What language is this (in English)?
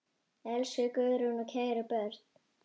Icelandic